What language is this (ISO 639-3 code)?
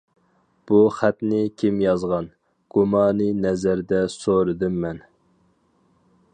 uig